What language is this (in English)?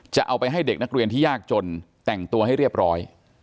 Thai